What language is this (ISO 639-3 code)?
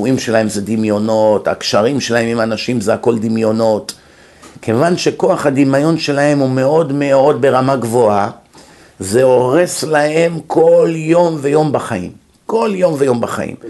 heb